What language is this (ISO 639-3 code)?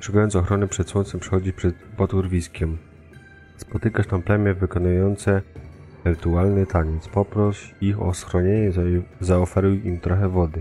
pol